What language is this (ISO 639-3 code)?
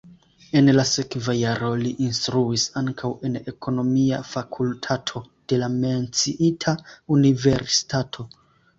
epo